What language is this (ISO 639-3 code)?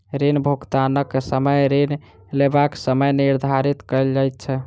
mai